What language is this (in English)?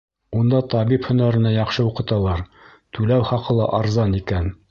Bashkir